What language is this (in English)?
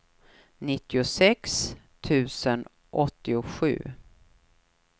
Swedish